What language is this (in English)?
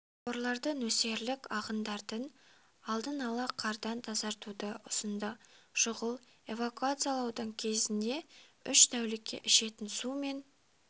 Kazakh